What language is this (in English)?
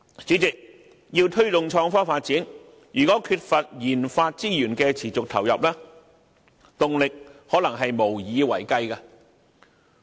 Cantonese